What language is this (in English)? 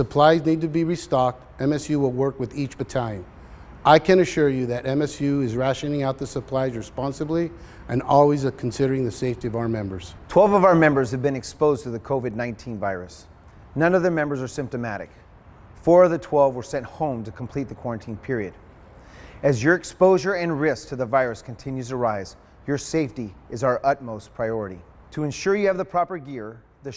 English